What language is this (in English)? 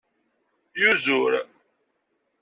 Kabyle